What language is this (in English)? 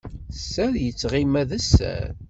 Kabyle